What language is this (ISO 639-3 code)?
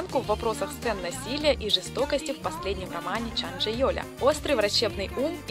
rus